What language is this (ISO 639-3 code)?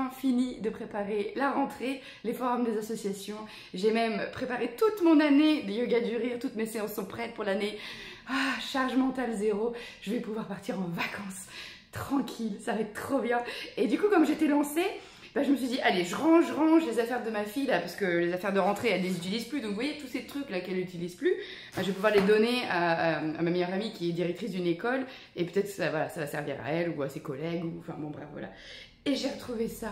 fra